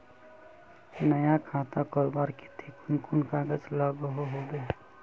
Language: Magahi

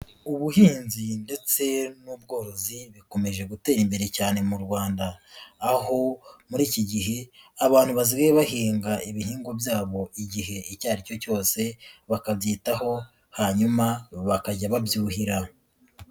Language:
Kinyarwanda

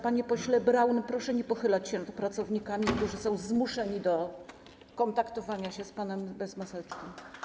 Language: Polish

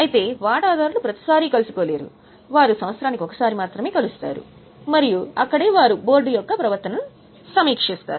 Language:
Telugu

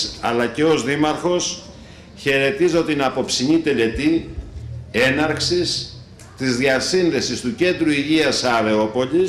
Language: Greek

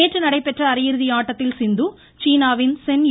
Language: Tamil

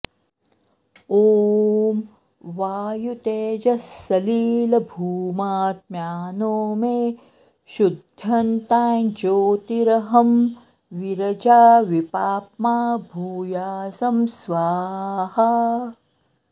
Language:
Sanskrit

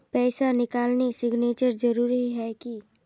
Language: Magahi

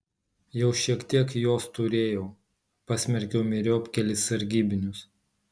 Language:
Lithuanian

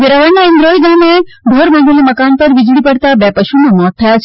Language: Gujarati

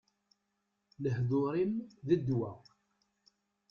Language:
Kabyle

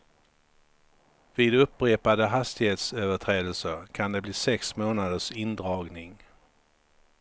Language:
Swedish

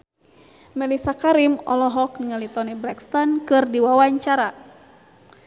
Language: Sundanese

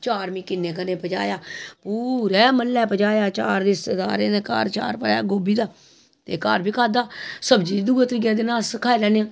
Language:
Dogri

